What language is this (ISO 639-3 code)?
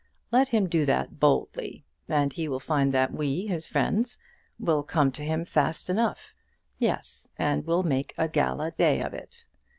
eng